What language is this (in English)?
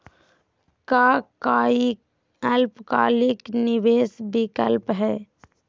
Magahi